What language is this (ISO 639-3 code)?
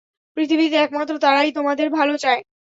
ben